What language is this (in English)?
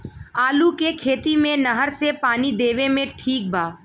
Bhojpuri